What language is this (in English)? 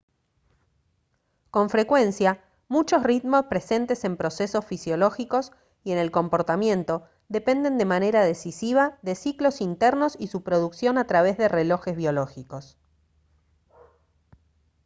Spanish